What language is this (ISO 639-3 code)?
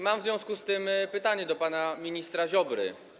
pol